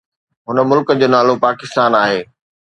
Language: Sindhi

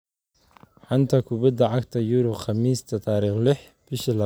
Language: Somali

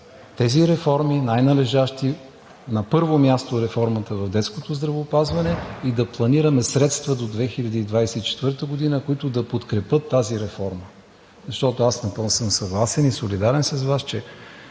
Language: Bulgarian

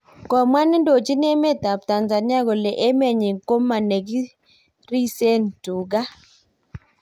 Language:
Kalenjin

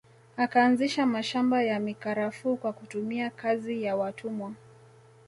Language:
Swahili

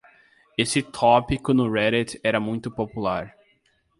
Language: Portuguese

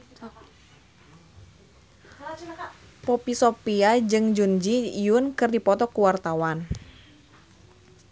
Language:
Sundanese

